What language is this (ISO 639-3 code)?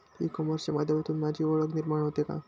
mar